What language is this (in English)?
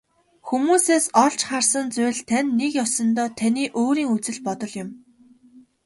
Mongolian